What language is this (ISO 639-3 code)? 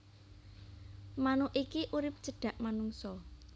jav